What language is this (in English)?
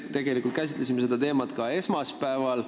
Estonian